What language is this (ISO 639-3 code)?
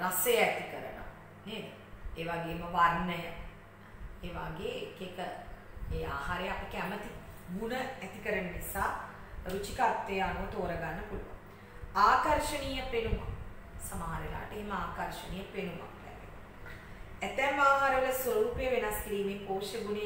hin